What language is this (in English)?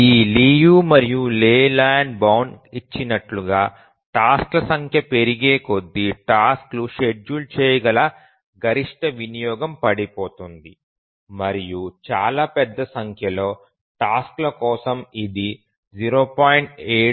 Telugu